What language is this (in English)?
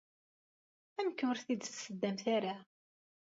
Kabyle